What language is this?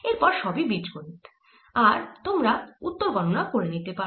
Bangla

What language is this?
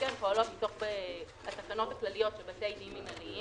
Hebrew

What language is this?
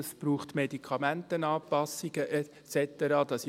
Swiss German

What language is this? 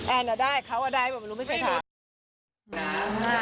Thai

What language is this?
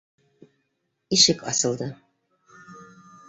Bashkir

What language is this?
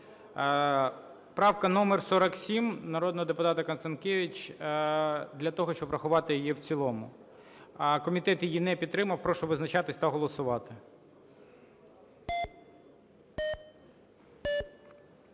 Ukrainian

